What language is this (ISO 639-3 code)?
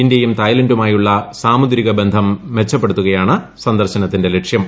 mal